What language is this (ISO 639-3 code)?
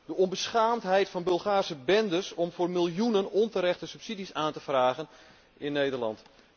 nld